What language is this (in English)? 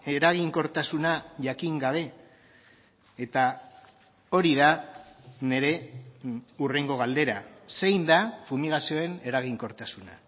Basque